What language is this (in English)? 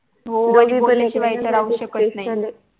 Marathi